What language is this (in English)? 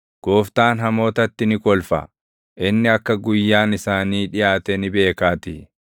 Oromo